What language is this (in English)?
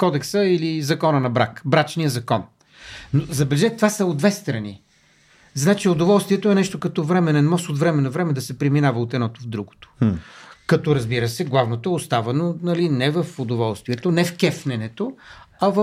Bulgarian